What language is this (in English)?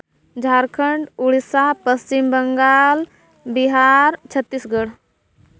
Santali